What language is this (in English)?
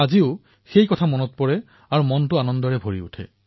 Assamese